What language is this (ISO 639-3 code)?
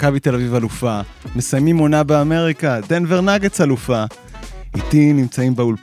heb